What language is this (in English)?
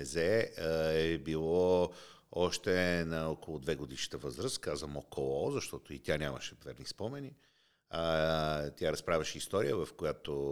Bulgarian